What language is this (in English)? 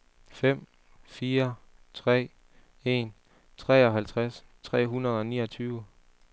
Danish